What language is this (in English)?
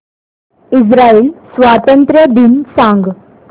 Marathi